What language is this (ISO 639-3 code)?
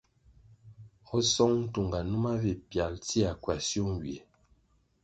nmg